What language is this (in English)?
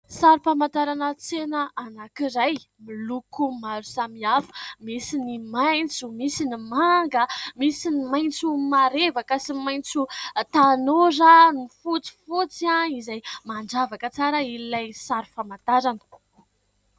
Malagasy